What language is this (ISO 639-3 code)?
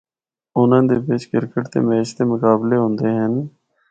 hno